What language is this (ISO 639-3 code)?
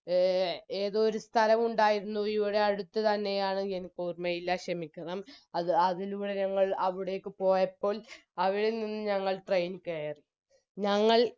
mal